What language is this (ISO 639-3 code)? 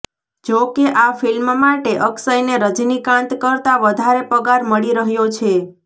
guj